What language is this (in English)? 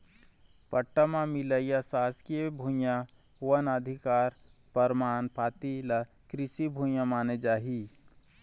Chhattisgarhi